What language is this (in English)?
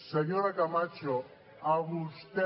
Catalan